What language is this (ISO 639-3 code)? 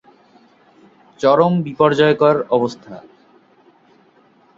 ben